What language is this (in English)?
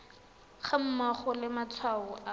Tswana